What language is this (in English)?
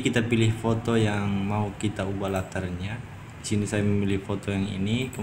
Indonesian